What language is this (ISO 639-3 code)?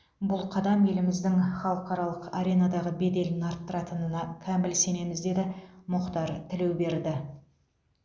kaz